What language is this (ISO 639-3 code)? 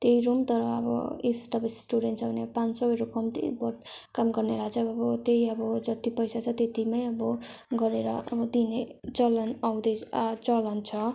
nep